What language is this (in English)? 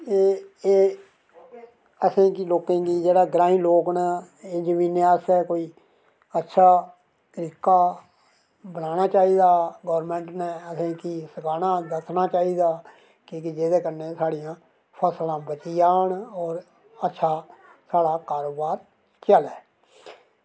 Dogri